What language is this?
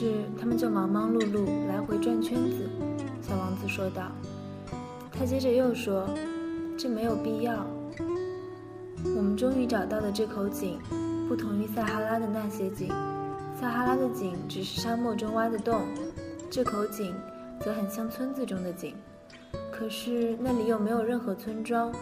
Chinese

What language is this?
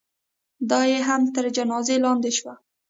Pashto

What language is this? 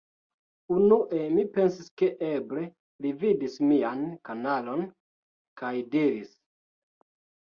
Esperanto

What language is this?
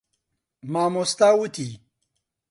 Central Kurdish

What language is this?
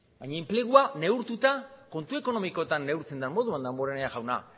Basque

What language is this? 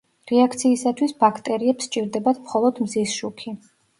Georgian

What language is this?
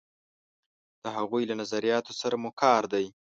Pashto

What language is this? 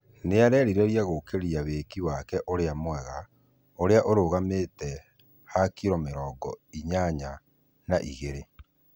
Kikuyu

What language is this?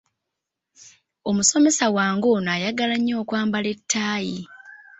Ganda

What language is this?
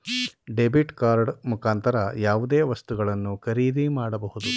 Kannada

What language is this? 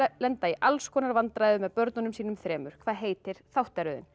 Icelandic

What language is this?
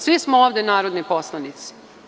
Serbian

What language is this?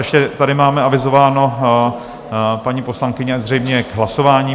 Czech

